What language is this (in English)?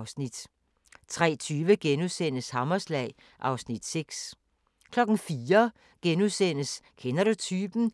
Danish